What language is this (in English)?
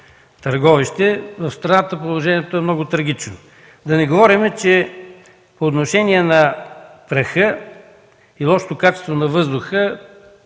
Bulgarian